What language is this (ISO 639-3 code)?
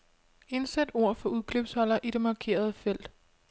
dan